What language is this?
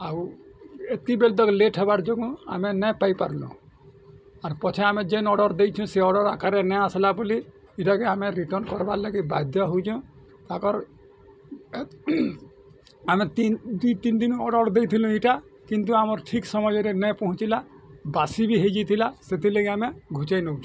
Odia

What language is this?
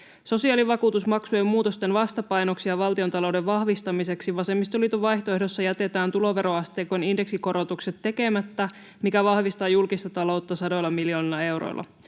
Finnish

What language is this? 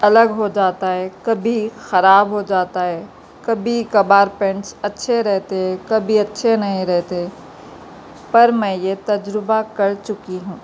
Urdu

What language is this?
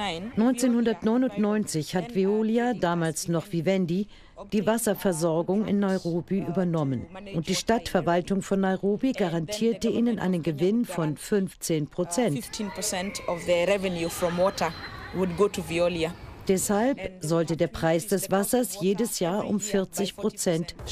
German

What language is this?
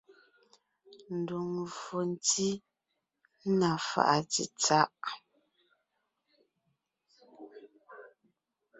Ngiemboon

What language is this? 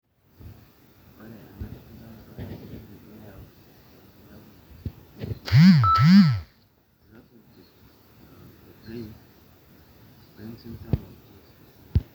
Masai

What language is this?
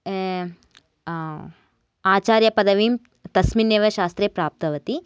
Sanskrit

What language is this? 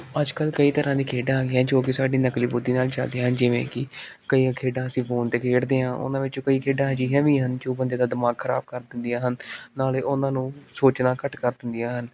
Punjabi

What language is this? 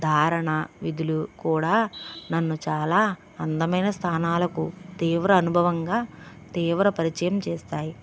Telugu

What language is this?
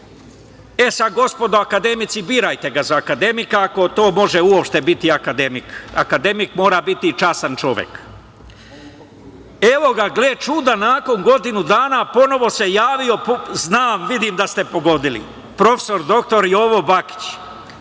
Serbian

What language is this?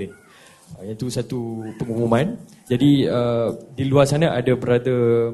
Malay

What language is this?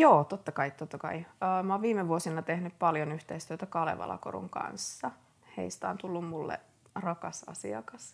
Finnish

